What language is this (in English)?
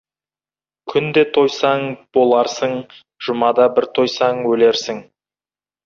Kazakh